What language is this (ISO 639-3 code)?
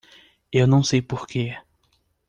por